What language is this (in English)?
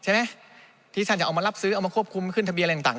Thai